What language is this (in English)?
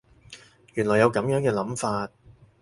Cantonese